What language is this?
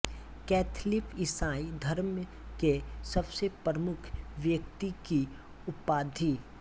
Hindi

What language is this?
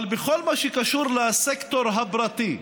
Hebrew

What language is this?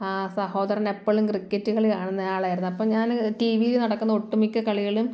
Malayalam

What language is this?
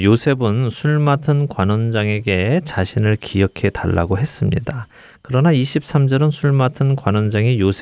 Korean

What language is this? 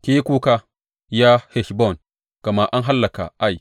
Hausa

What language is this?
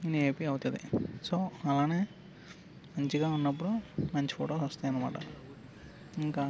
Telugu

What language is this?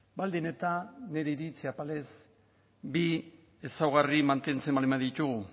Basque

